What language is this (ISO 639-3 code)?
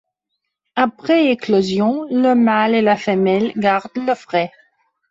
fra